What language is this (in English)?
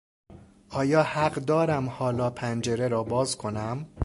Persian